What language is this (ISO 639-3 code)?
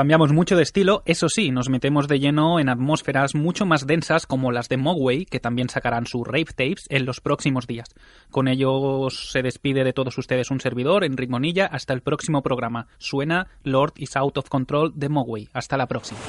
spa